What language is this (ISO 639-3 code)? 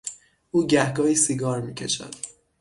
fas